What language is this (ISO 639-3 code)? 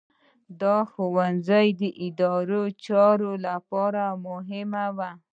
pus